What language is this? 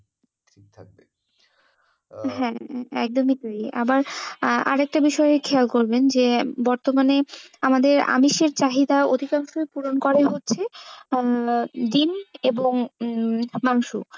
Bangla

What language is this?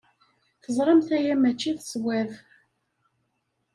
Kabyle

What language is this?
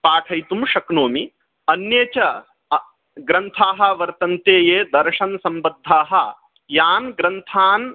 Sanskrit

